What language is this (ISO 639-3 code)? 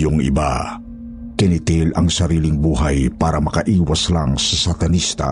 fil